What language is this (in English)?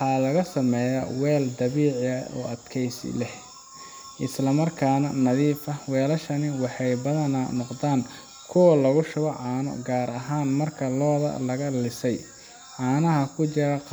Somali